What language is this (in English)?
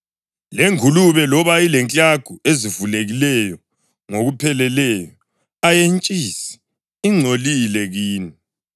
North Ndebele